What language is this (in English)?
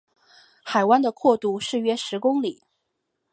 Chinese